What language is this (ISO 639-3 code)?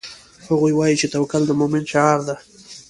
pus